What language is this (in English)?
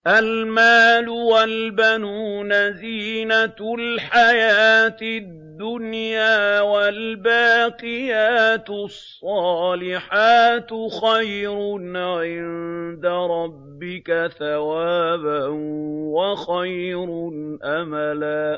Arabic